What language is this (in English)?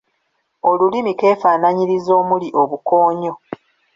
Ganda